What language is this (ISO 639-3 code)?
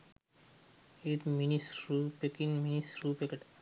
sin